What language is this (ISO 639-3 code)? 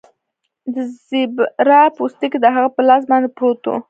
pus